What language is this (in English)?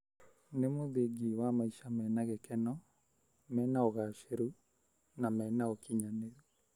Kikuyu